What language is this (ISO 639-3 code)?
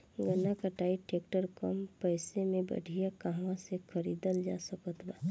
bho